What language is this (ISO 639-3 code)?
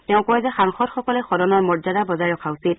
asm